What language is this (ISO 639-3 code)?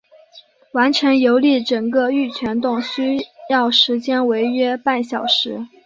zho